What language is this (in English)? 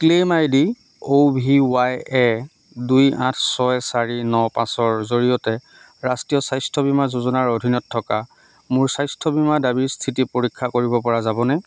Assamese